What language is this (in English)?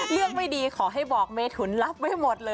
Thai